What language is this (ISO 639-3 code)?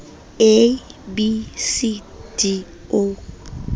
sot